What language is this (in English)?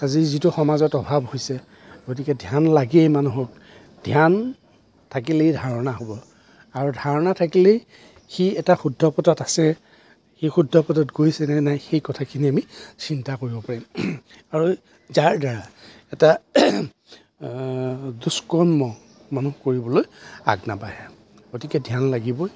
Assamese